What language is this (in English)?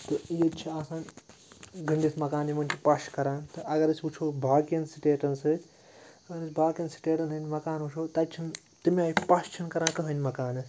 Kashmiri